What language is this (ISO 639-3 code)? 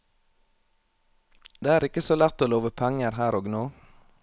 nor